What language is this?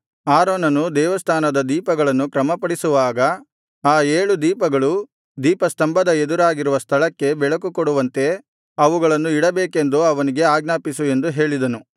Kannada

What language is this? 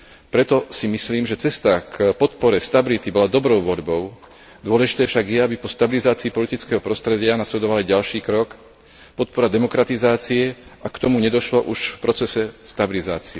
Slovak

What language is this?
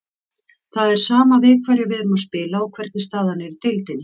Icelandic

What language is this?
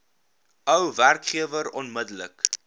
Afrikaans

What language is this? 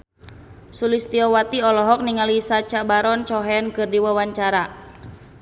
Sundanese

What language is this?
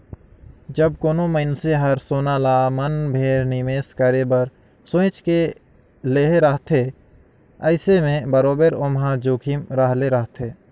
Chhattisgarhi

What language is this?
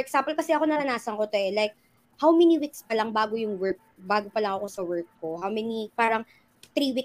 Filipino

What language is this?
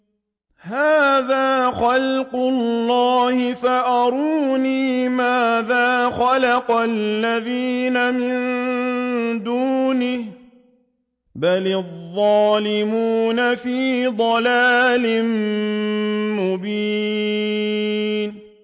Arabic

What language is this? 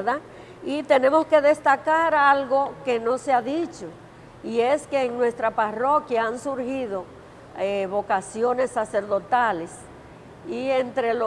Spanish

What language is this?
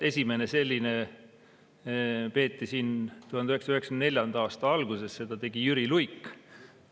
Estonian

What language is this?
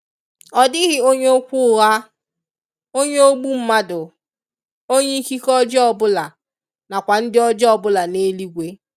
Igbo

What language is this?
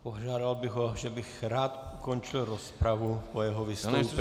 Czech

